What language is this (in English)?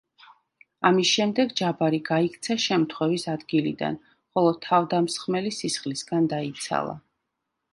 Georgian